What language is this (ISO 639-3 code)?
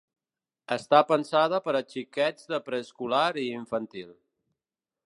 cat